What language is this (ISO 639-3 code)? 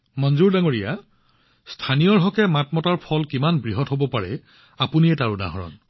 asm